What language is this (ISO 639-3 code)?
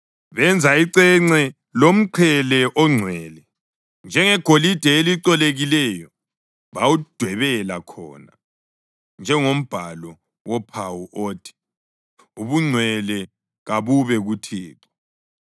nde